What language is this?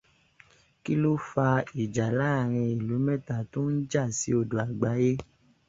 Yoruba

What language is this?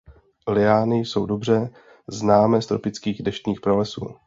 Czech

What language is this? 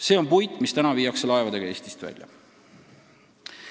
Estonian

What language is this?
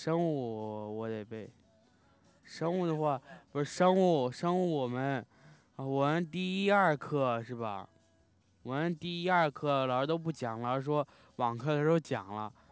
Chinese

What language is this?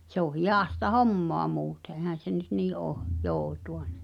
Finnish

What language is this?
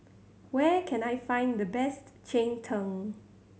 English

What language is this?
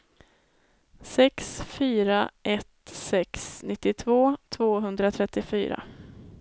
Swedish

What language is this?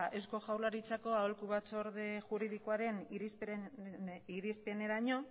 Basque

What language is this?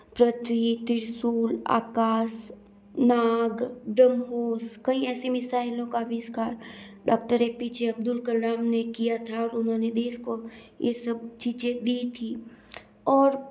Hindi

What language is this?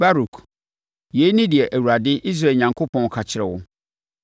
Akan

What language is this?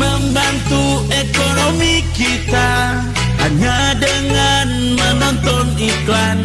Indonesian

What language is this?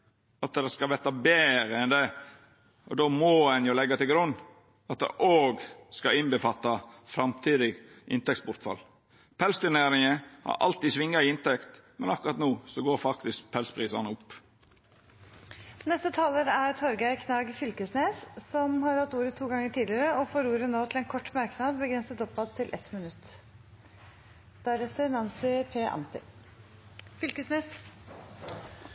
Norwegian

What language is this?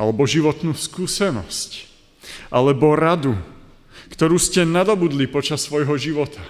Slovak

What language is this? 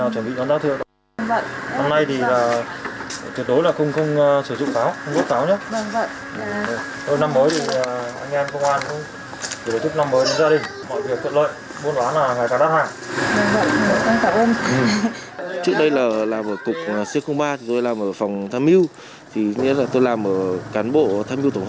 Vietnamese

